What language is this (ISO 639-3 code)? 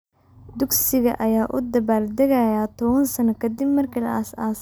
som